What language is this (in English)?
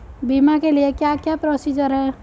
Hindi